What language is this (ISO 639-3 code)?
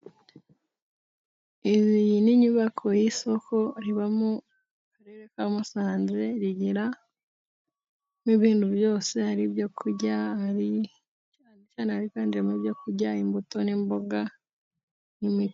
kin